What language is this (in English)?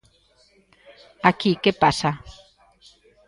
Galician